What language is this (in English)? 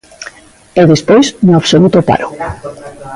Galician